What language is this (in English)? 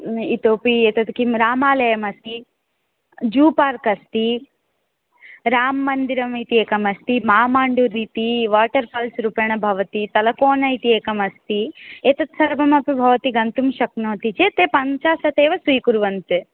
Sanskrit